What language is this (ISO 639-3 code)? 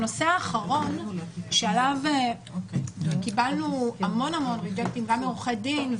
heb